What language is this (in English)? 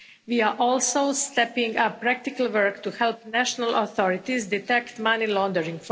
English